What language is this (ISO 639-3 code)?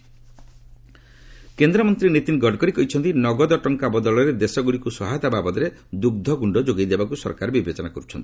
ori